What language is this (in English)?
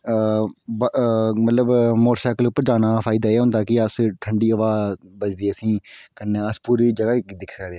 Dogri